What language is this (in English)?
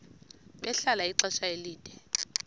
Xhosa